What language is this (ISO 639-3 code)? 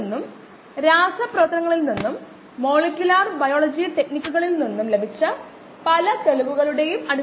mal